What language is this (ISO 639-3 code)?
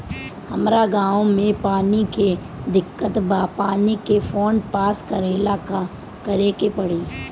bho